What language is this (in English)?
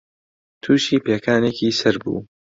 Central Kurdish